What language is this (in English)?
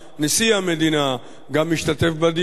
Hebrew